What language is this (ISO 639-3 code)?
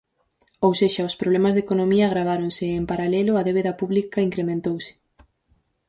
glg